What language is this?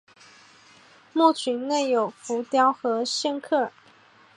Chinese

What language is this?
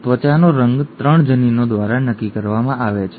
Gujarati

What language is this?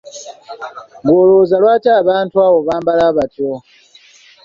Ganda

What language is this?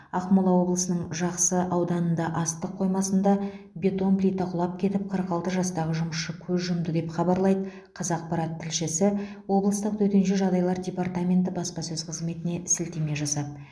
Kazakh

